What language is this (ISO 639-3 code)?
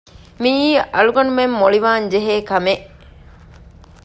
div